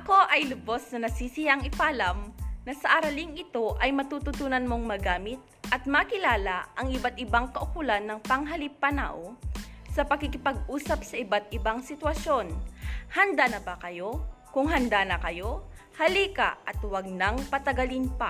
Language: Filipino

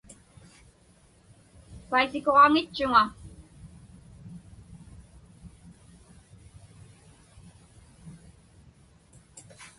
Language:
Inupiaq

